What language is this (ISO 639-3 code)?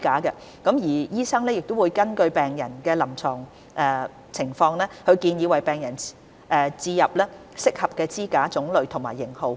yue